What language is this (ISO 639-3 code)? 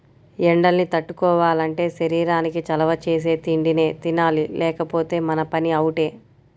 tel